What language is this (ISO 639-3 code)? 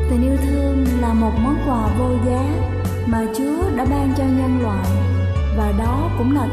vie